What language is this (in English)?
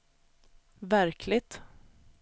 Swedish